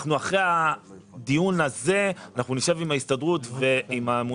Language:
Hebrew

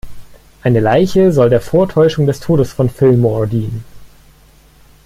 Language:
German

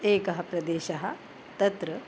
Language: Sanskrit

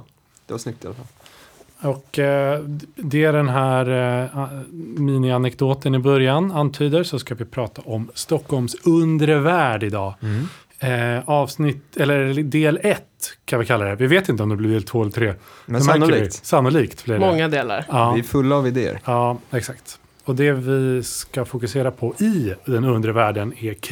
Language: Swedish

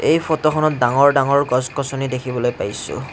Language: Assamese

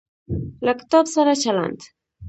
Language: Pashto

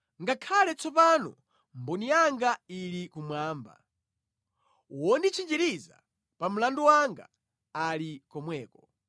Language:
Nyanja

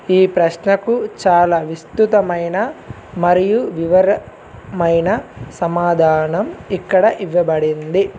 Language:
Telugu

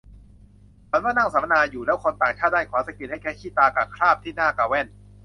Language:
Thai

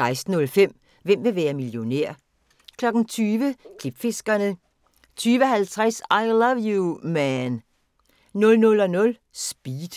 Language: Danish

